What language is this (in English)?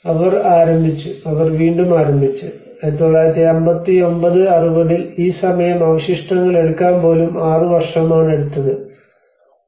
Malayalam